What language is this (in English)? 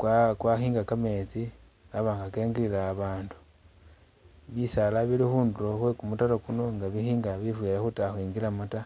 Masaaba